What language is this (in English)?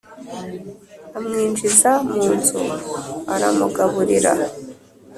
Kinyarwanda